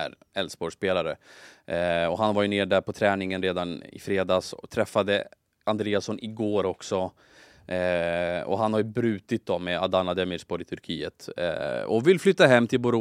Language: Swedish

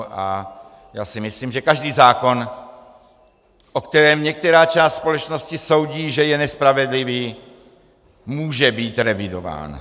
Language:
Czech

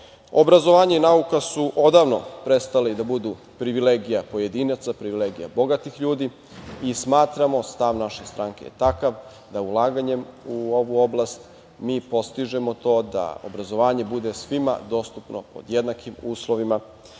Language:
Serbian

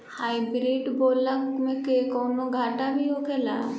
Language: Bhojpuri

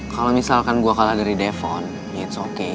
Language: Indonesian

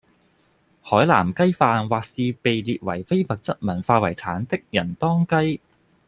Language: Cantonese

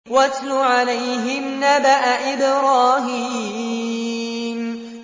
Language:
Arabic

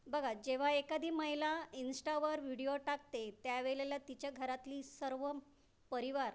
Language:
Marathi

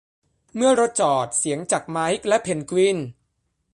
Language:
Thai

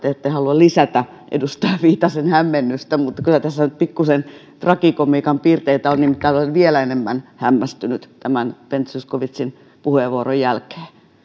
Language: Finnish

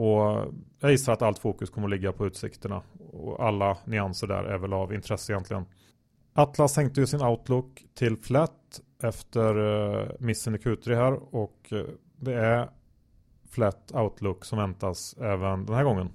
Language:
Swedish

